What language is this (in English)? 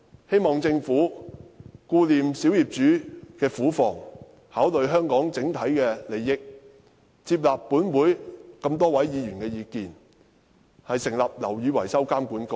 Cantonese